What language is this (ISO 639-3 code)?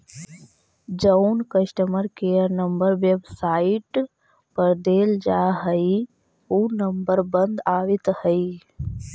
mag